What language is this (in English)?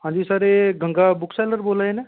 Dogri